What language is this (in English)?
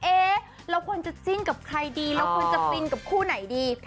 Thai